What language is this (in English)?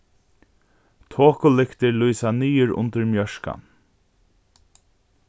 Faroese